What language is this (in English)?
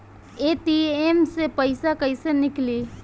Bhojpuri